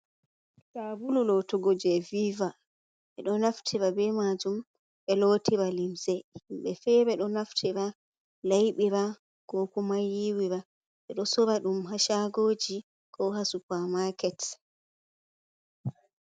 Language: Fula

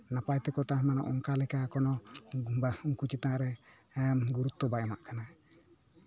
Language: Santali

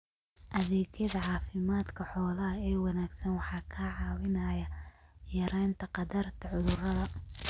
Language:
Somali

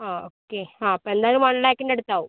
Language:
Malayalam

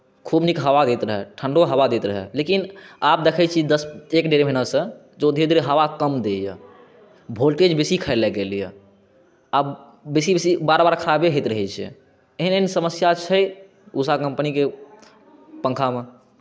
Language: Maithili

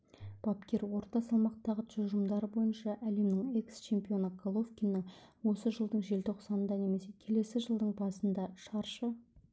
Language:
Kazakh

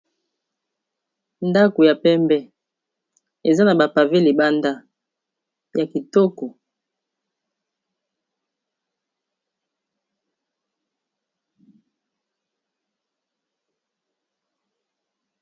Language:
Lingala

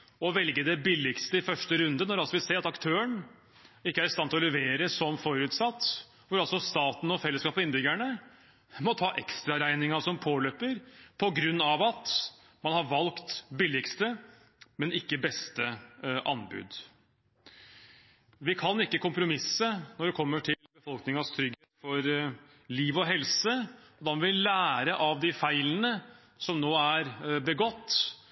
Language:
Norwegian Bokmål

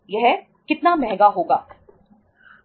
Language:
Hindi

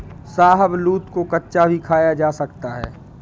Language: Hindi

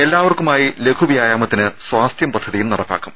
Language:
Malayalam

